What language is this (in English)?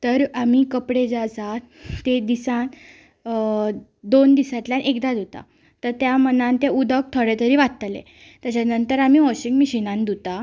Konkani